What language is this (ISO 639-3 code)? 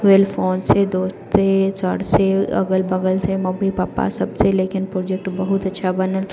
mai